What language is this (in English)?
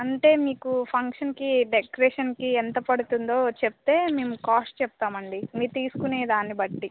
Telugu